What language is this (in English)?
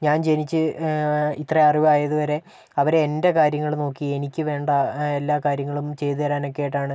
Malayalam